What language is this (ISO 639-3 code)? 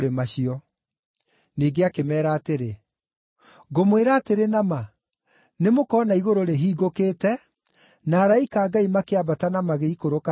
kik